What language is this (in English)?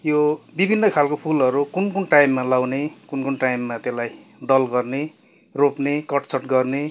Nepali